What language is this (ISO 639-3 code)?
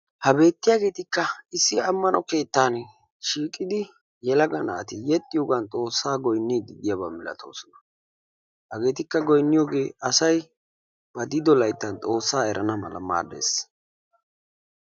wal